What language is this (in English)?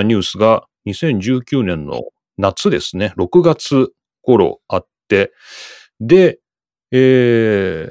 Japanese